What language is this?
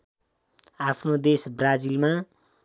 Nepali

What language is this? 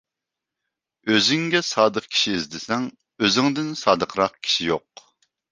Uyghur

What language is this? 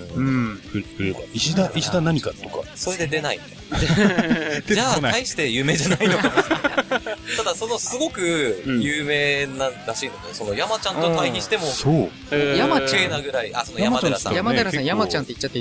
Japanese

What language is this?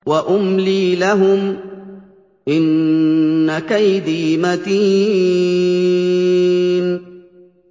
Arabic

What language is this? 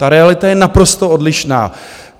Czech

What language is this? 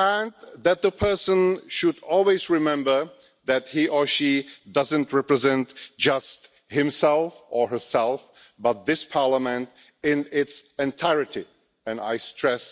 English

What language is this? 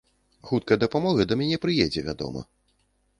Belarusian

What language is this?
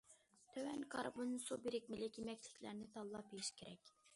Uyghur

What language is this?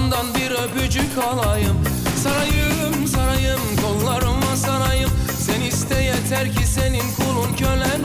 Arabic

